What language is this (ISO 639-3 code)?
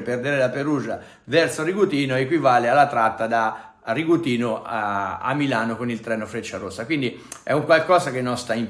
ita